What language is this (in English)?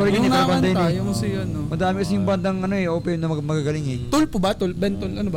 Filipino